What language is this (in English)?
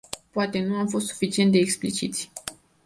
Romanian